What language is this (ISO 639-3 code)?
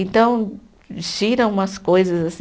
por